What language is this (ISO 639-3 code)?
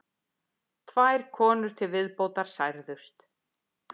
isl